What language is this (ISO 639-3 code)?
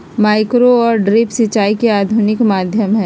mag